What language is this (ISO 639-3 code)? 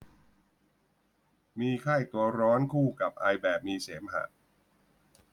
tha